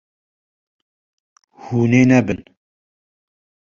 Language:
Kurdish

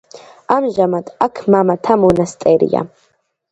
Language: Georgian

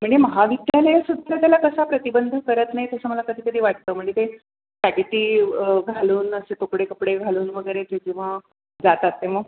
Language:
Marathi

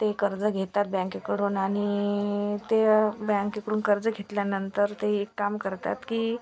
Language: Marathi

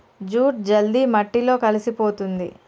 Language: Telugu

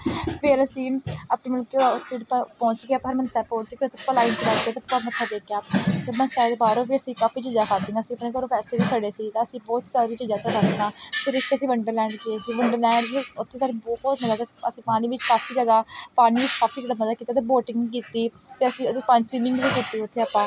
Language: Punjabi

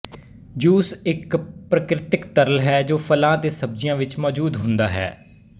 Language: Punjabi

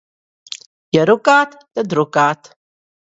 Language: Latvian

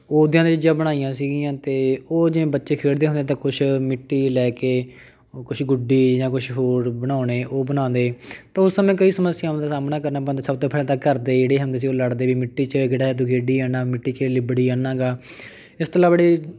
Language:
Punjabi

